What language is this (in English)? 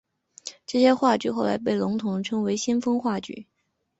Chinese